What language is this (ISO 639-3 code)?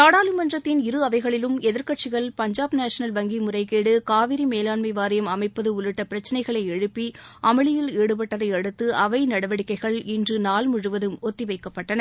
tam